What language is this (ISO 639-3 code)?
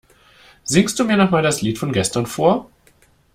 deu